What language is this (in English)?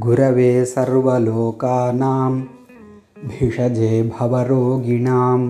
Tamil